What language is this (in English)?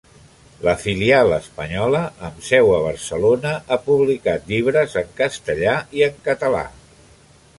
Catalan